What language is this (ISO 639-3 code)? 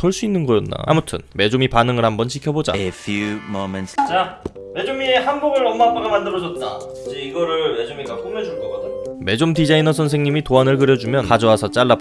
kor